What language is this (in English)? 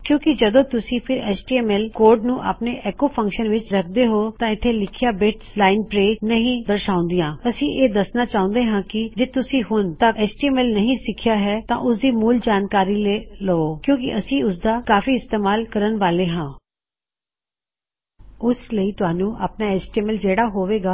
Punjabi